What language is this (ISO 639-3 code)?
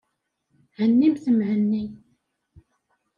kab